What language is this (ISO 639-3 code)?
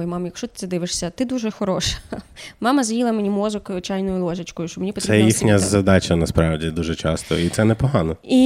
ukr